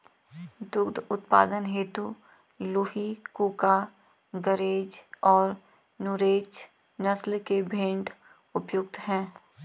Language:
Hindi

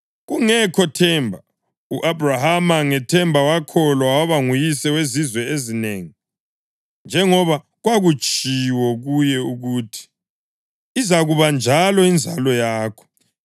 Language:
North Ndebele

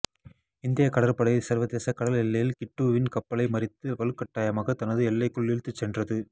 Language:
Tamil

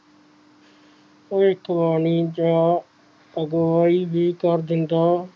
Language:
Punjabi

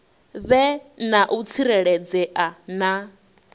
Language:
Venda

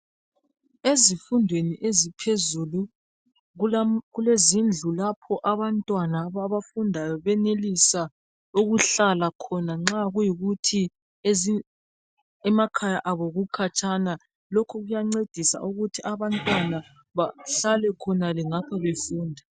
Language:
North Ndebele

